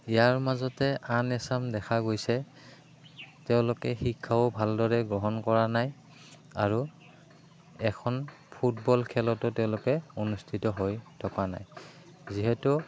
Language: Assamese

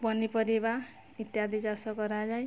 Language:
Odia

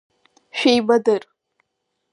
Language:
Abkhazian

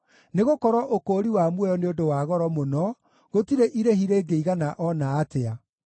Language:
Kikuyu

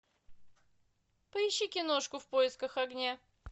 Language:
Russian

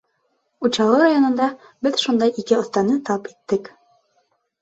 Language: Bashkir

